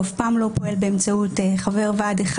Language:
Hebrew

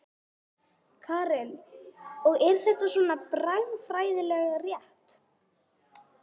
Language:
Icelandic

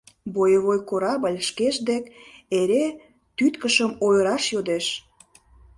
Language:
Mari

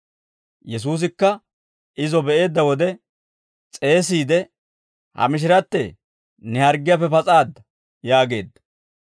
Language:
Dawro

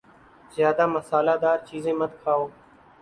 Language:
Urdu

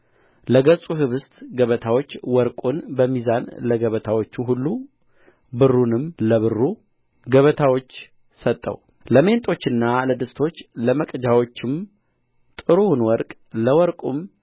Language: Amharic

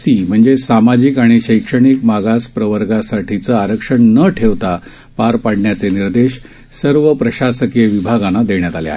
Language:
Marathi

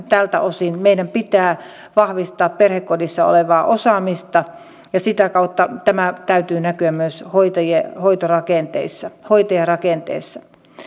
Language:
Finnish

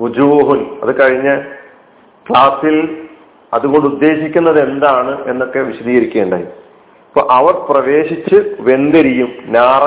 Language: Malayalam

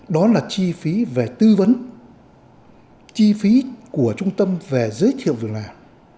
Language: Vietnamese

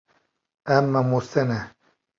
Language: Kurdish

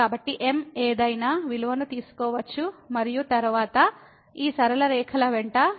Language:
Telugu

